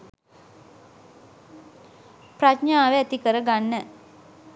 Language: Sinhala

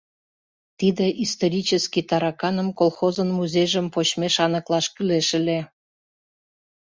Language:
Mari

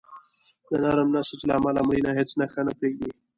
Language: Pashto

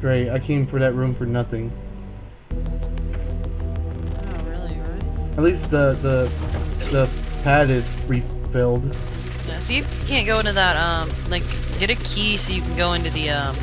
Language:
English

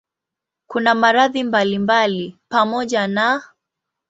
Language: Swahili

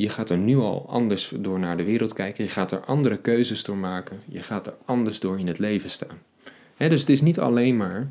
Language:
Dutch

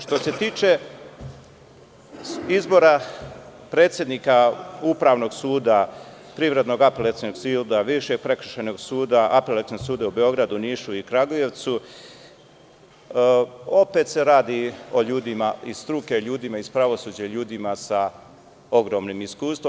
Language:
Serbian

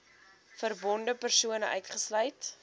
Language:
Afrikaans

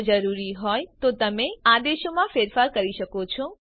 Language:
Gujarati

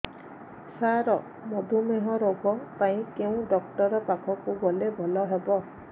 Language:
Odia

